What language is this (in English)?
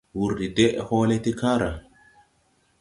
Tupuri